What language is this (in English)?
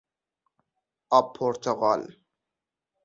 Persian